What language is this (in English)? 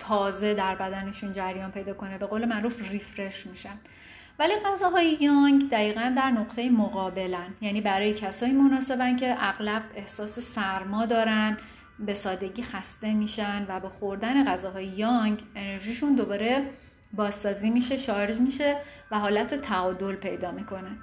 Persian